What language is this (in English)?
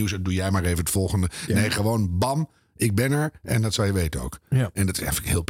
Dutch